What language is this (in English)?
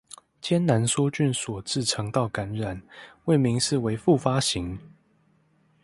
Chinese